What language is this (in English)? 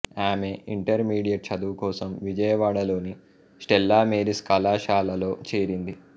Telugu